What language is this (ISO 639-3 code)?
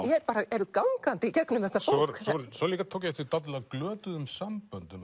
isl